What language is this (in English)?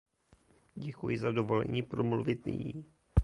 Czech